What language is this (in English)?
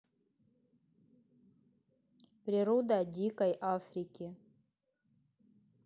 Russian